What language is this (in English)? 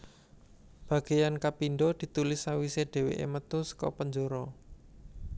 Javanese